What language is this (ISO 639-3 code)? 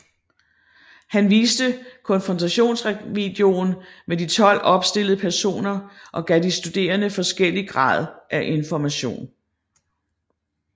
dan